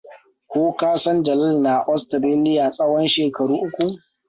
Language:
Hausa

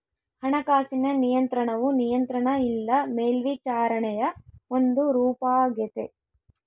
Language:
Kannada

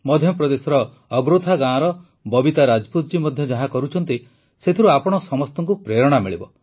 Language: Odia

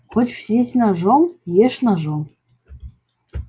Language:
Russian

